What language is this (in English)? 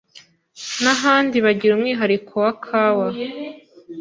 Kinyarwanda